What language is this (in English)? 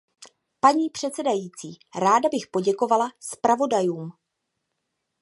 Czech